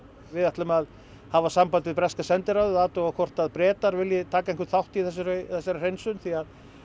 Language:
Icelandic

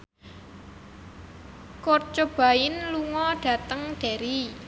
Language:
Javanese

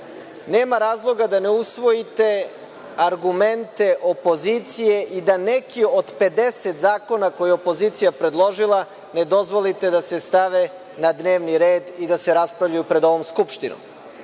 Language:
Serbian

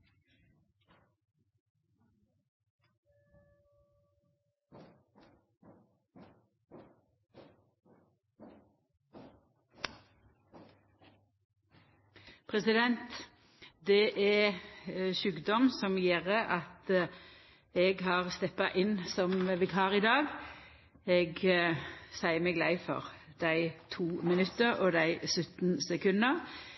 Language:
Norwegian Nynorsk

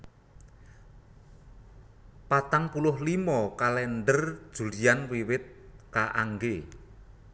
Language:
Javanese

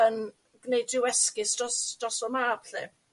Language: Welsh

